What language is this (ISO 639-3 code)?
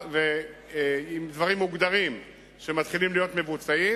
heb